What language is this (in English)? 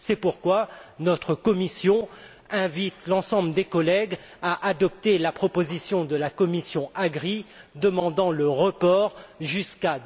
French